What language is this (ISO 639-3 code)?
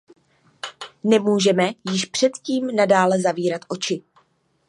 ces